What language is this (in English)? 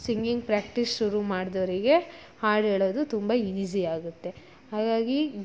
Kannada